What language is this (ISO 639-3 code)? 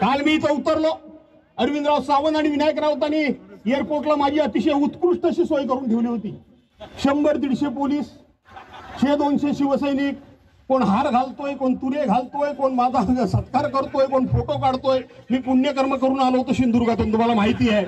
mar